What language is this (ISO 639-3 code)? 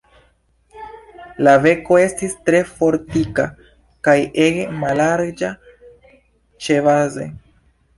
epo